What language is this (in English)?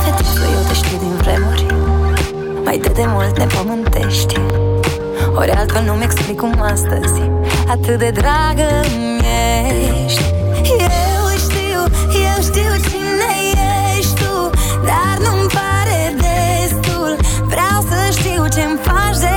Romanian